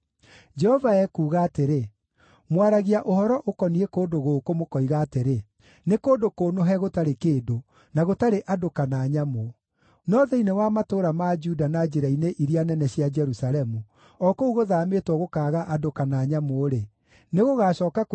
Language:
Kikuyu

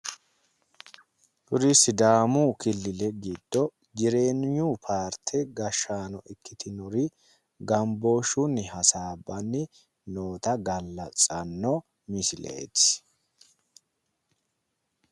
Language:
Sidamo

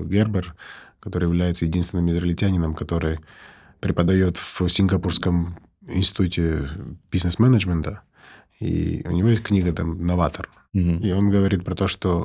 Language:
Russian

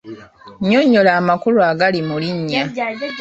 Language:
Ganda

